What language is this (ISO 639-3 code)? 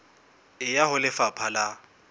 sot